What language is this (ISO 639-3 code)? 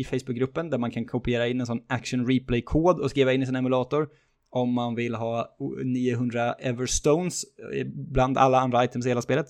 swe